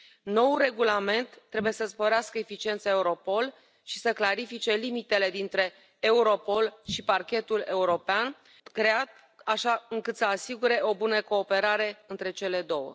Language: Romanian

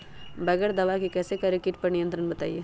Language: Magahi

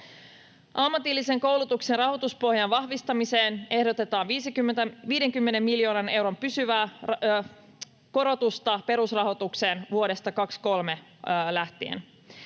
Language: Finnish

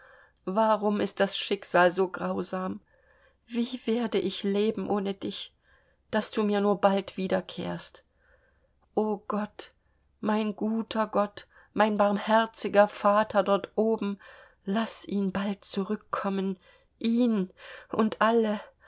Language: German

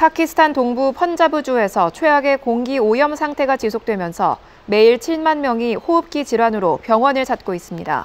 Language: Korean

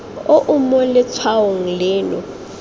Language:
Tswana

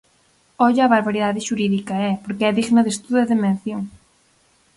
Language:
Galician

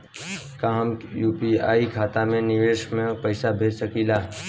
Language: Bhojpuri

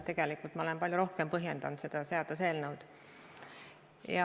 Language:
Estonian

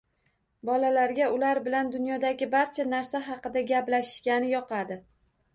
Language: Uzbek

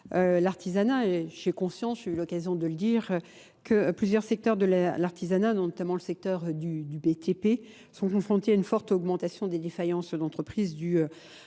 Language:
French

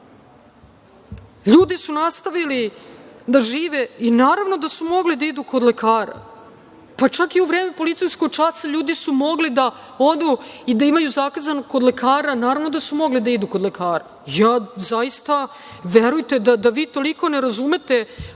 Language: Serbian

